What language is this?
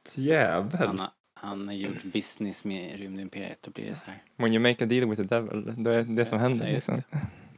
Swedish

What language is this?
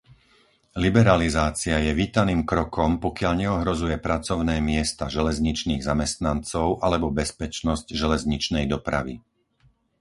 Slovak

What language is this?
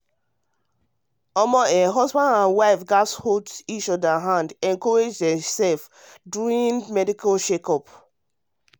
Nigerian Pidgin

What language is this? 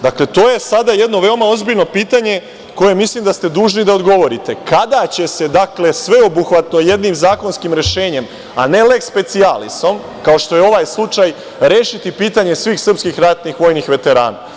Serbian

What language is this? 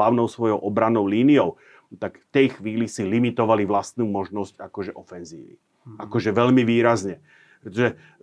Slovak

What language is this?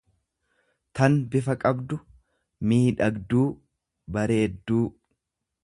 Oromo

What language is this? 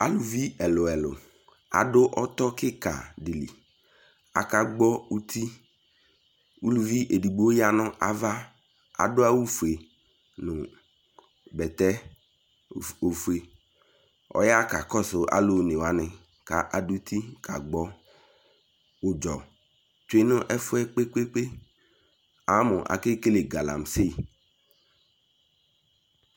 Ikposo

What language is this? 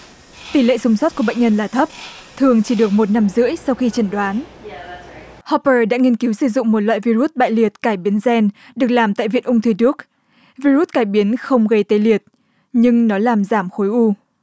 Vietnamese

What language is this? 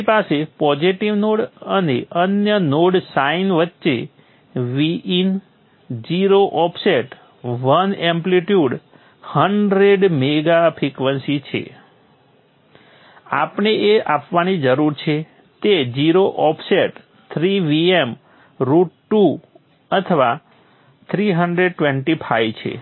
Gujarati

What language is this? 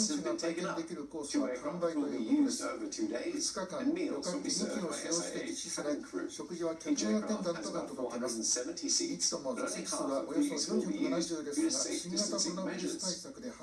Japanese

